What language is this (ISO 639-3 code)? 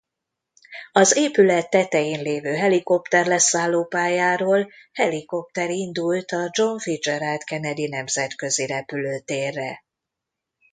hun